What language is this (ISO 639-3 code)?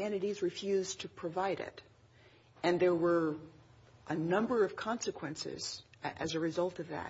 eng